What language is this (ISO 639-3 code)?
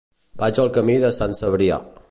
cat